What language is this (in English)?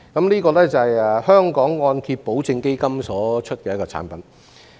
Cantonese